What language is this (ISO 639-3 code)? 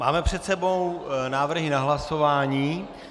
ces